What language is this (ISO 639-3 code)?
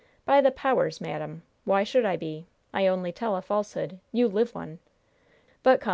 eng